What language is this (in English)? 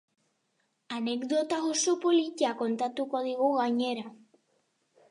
Basque